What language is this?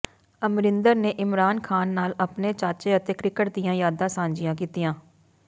Punjabi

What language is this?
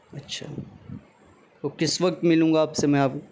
Urdu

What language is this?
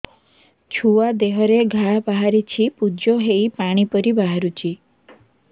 Odia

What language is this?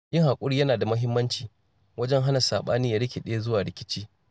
Hausa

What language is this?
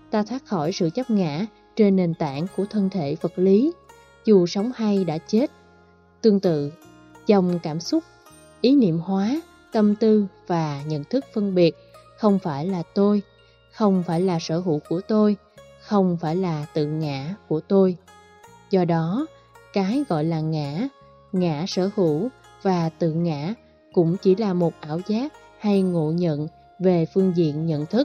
Vietnamese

